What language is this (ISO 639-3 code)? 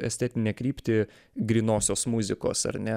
lit